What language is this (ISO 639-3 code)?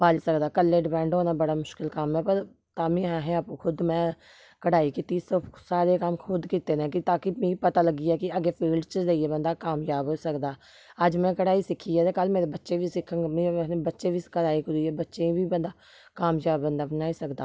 doi